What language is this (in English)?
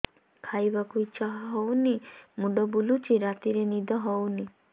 Odia